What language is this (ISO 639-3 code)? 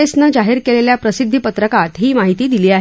mar